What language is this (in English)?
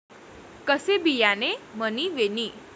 Marathi